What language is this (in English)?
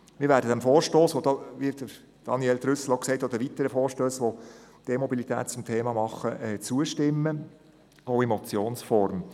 Swiss German